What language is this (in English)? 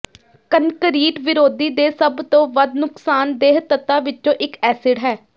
Punjabi